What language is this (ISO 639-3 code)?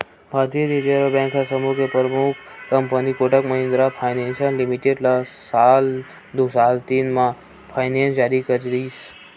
hne